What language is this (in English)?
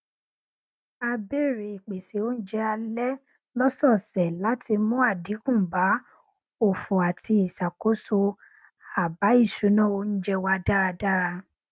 Yoruba